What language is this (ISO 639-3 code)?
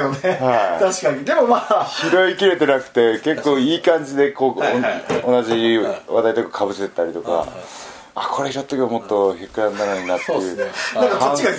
jpn